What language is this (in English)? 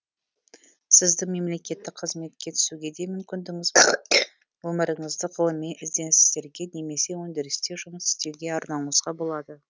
Kazakh